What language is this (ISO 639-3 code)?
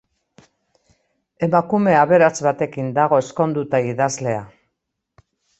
eus